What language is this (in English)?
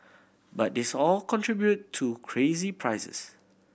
English